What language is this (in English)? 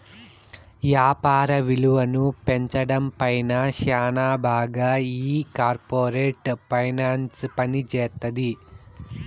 Telugu